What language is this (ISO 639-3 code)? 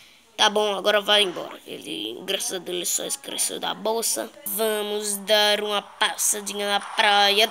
por